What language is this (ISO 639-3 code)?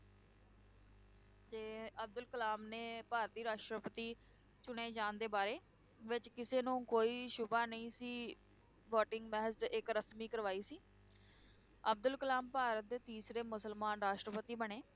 pan